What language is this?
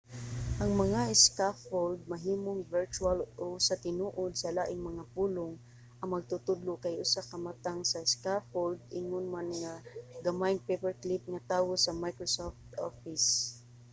Cebuano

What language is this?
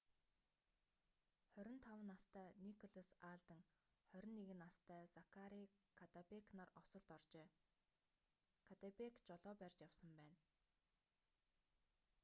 Mongolian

